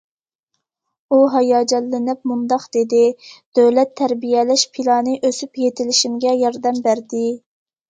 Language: Uyghur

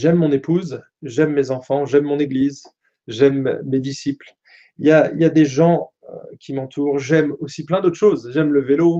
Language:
French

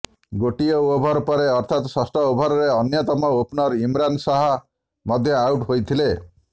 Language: Odia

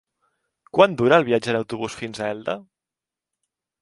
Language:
Catalan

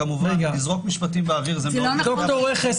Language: Hebrew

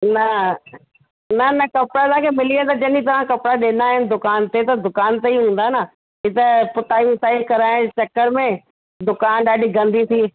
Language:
Sindhi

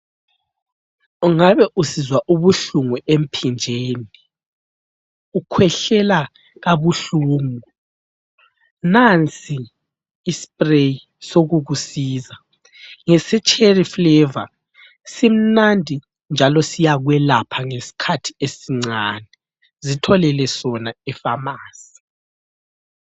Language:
North Ndebele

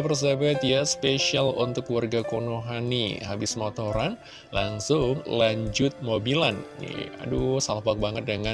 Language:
Indonesian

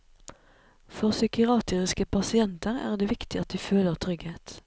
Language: Norwegian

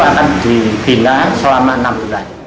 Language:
Indonesian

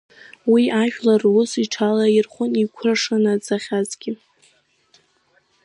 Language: Abkhazian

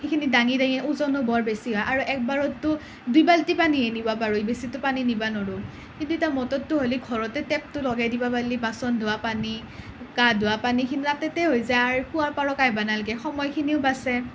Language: Assamese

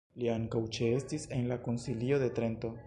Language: Esperanto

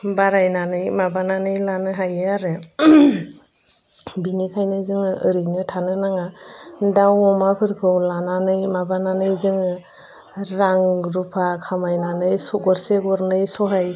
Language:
Bodo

